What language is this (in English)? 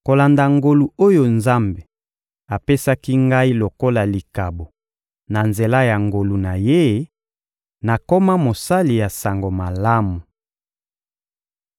Lingala